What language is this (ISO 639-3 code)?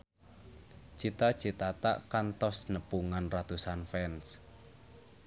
sun